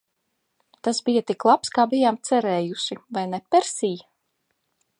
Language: Latvian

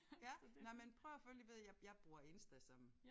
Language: Danish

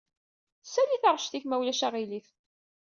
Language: Kabyle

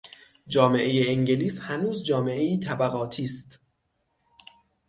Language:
Persian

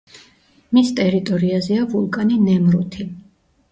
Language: Georgian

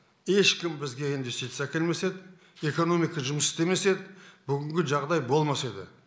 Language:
Kazakh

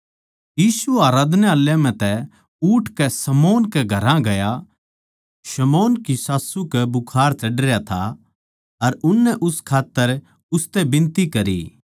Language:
Haryanvi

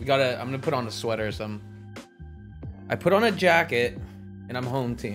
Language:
English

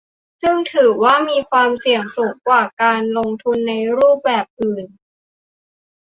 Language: Thai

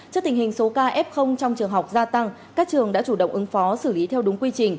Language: Vietnamese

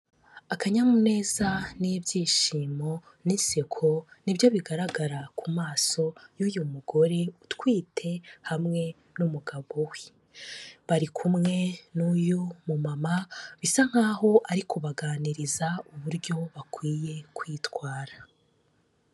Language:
Kinyarwanda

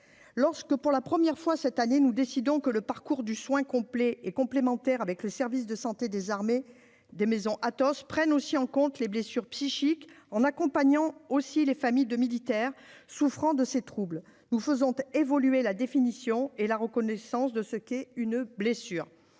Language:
French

